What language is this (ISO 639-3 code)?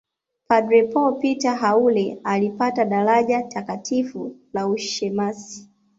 swa